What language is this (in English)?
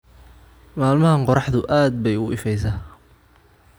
Somali